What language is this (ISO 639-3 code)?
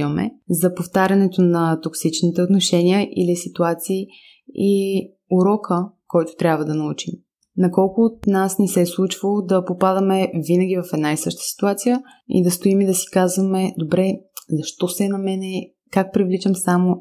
bul